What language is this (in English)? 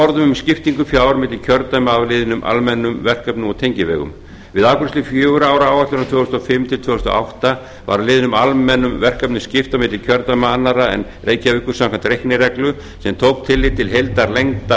Icelandic